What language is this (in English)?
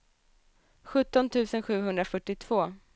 Swedish